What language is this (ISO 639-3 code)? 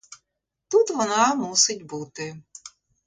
ukr